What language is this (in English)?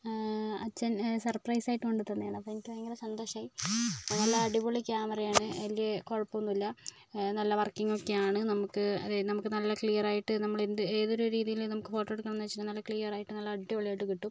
Malayalam